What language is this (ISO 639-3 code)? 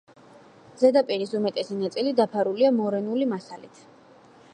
kat